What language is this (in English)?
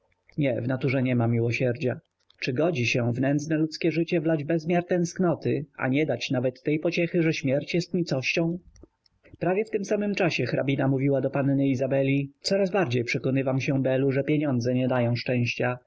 Polish